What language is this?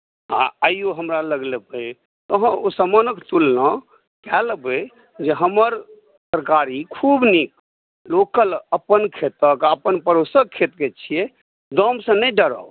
Maithili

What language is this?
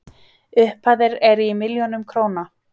Icelandic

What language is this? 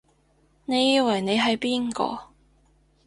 Cantonese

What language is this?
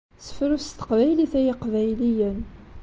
Kabyle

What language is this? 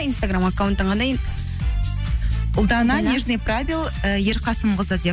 Kazakh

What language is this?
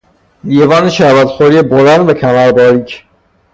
Persian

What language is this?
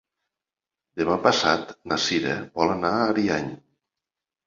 Catalan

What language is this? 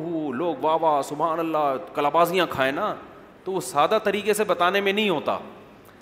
Urdu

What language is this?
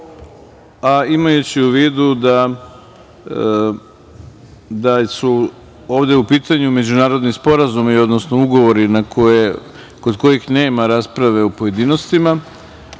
Serbian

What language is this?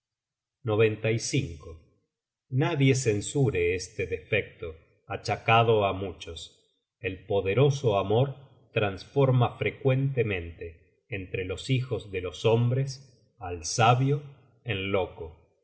Spanish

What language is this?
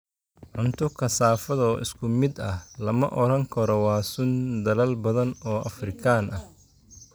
Somali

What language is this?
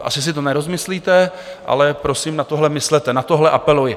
Czech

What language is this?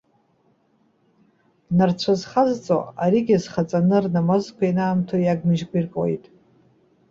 Abkhazian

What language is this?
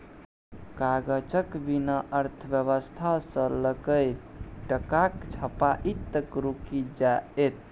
Maithili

